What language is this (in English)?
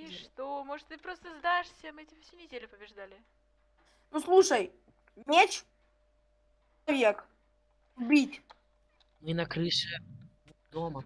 Russian